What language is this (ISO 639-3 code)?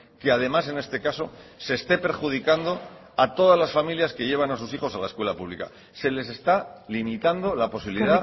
spa